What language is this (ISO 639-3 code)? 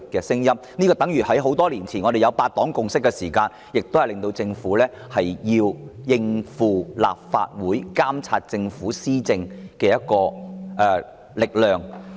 yue